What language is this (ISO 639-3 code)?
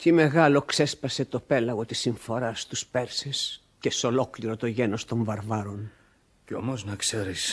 ell